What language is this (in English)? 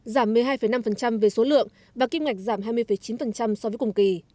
Vietnamese